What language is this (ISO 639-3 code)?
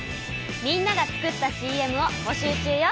jpn